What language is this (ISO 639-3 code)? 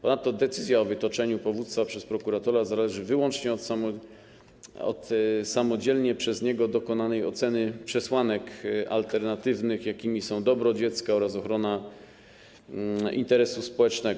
pol